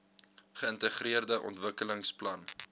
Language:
Afrikaans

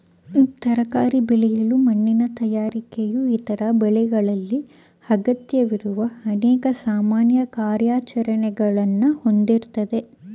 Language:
Kannada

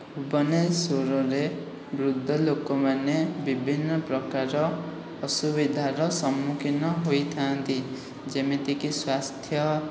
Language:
Odia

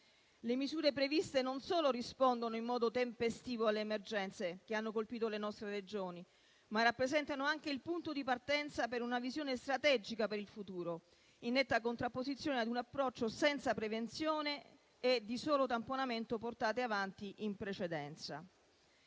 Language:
Italian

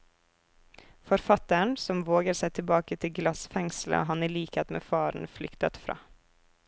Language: Norwegian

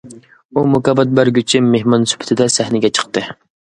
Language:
Uyghur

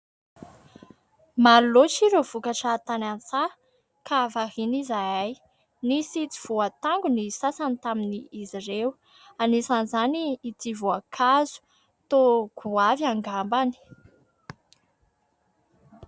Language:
Malagasy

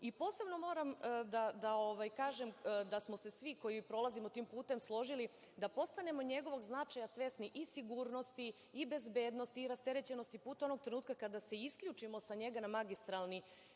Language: Serbian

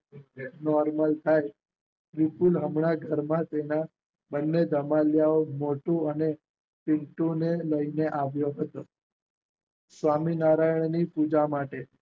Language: Gujarati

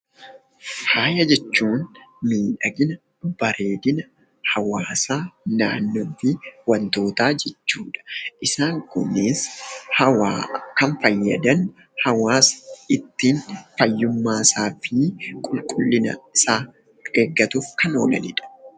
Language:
Oromo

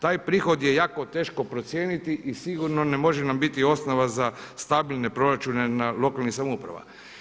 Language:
Croatian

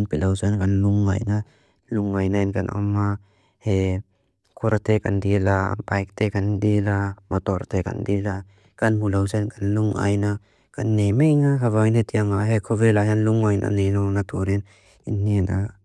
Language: Mizo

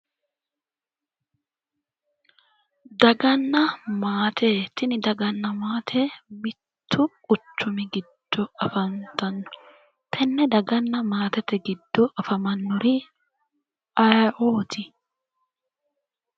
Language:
Sidamo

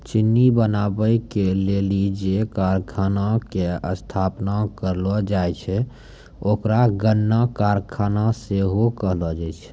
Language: Maithili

